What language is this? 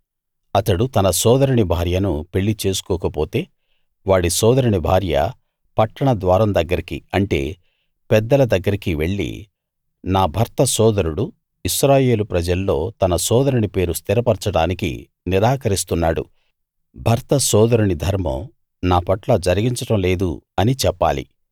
Telugu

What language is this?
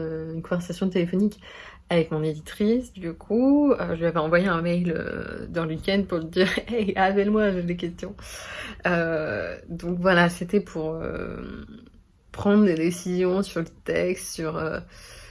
French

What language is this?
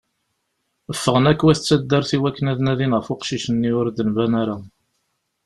Kabyle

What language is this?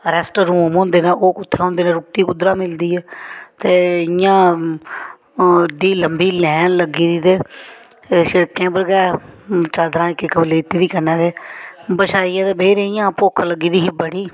Dogri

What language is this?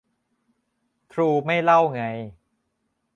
Thai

